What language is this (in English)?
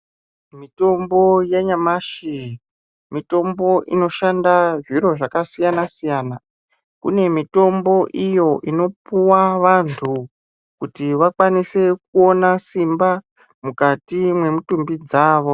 Ndau